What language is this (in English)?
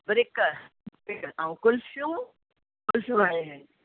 Sindhi